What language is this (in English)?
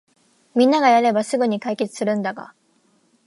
Japanese